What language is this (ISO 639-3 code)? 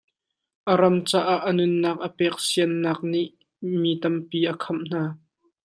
cnh